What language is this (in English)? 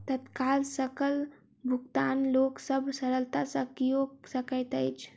Maithili